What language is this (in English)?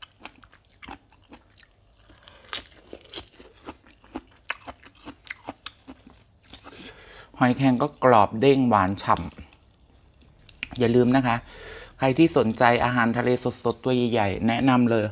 Thai